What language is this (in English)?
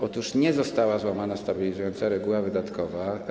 Polish